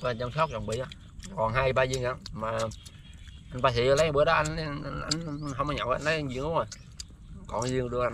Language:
Vietnamese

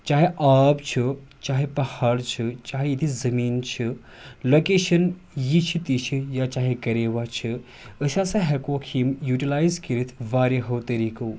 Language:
Kashmiri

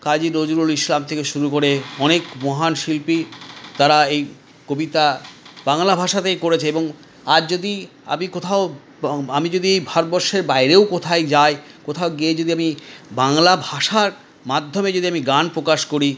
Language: Bangla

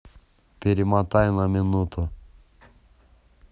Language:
Russian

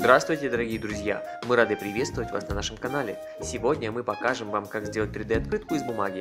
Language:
Russian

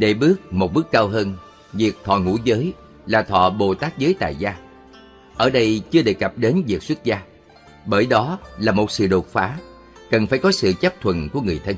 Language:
Vietnamese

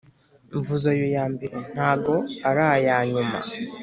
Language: Kinyarwanda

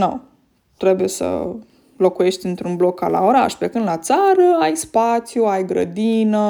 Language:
Romanian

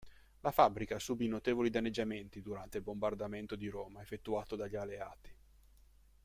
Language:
Italian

